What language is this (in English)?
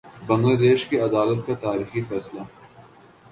Urdu